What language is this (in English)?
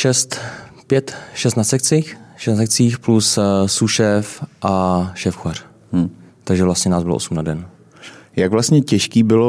Czech